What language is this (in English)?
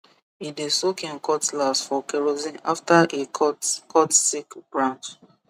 Nigerian Pidgin